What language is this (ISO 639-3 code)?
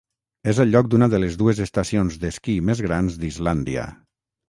cat